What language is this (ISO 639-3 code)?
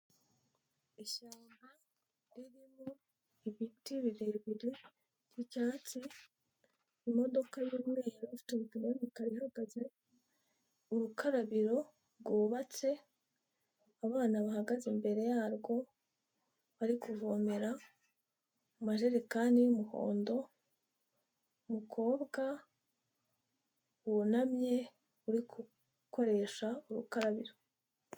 kin